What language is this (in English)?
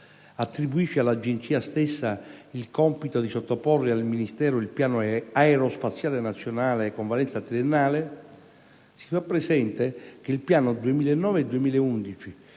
Italian